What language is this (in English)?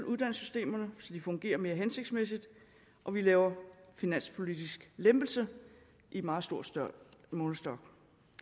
Danish